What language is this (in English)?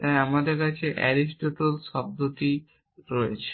Bangla